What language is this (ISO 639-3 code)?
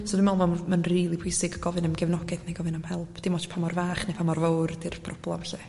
cym